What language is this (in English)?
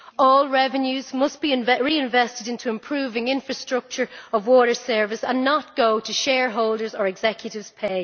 English